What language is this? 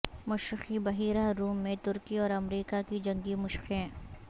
Urdu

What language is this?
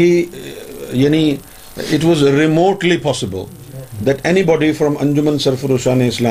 Urdu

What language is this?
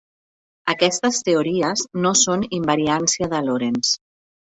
Catalan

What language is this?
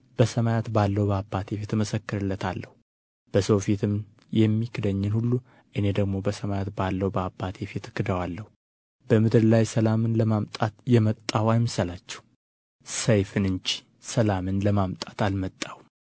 Amharic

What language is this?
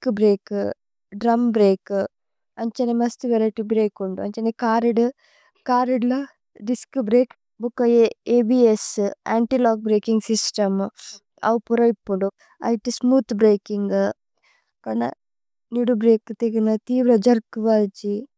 Tulu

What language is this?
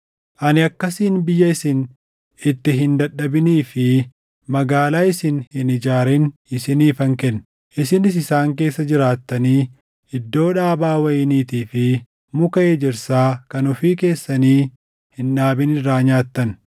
Oromo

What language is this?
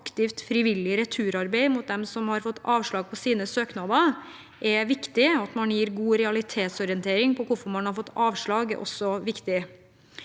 Norwegian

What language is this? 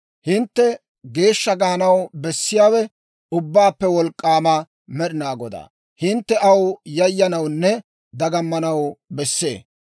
Dawro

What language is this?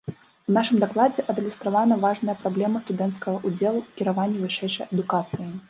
Belarusian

